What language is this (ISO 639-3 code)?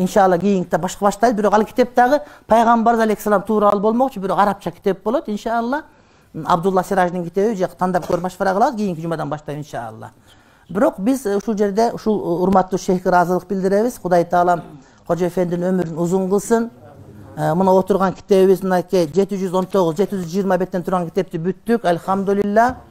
tur